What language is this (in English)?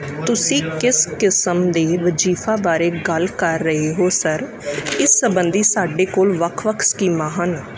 Punjabi